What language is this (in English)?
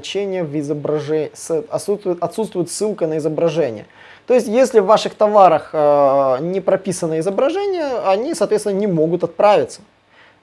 Russian